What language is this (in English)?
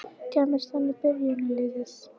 Icelandic